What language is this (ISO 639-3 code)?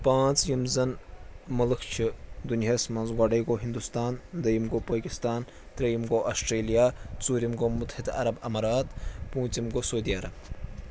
kas